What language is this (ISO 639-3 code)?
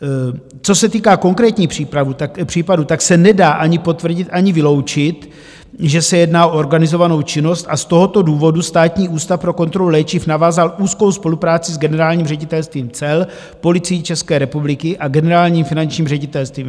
ces